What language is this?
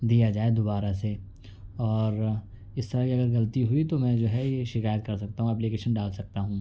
Urdu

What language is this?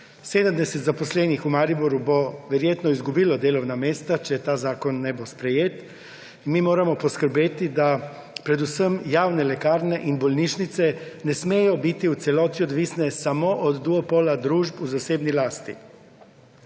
Slovenian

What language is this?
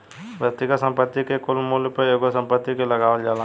Bhojpuri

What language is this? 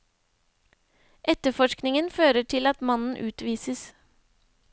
Norwegian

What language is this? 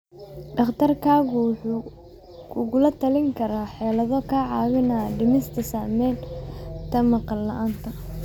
Somali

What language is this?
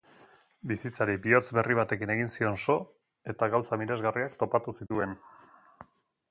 Basque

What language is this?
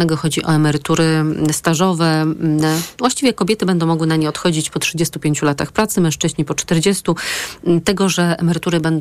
Polish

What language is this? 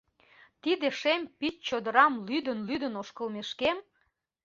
Mari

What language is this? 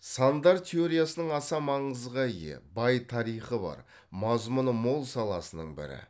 Kazakh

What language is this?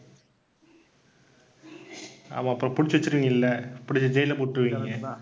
Tamil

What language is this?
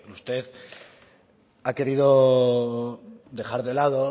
Spanish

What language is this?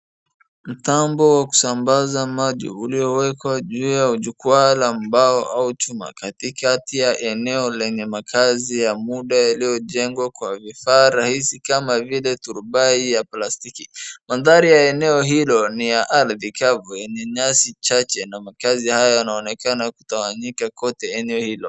Swahili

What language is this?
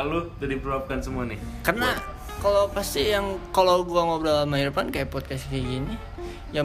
Indonesian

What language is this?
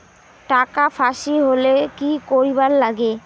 Bangla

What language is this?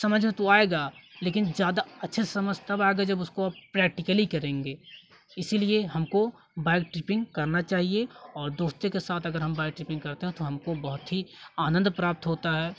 Hindi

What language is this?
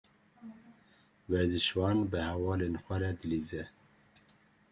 Kurdish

